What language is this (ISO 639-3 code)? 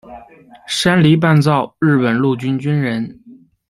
zho